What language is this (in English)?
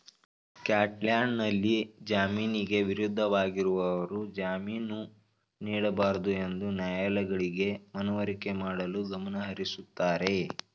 Kannada